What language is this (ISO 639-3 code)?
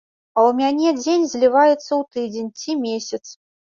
bel